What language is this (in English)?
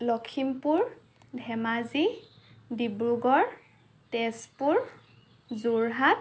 Assamese